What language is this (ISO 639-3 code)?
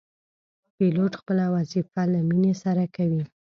pus